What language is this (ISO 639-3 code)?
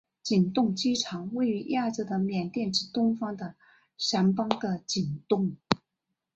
zho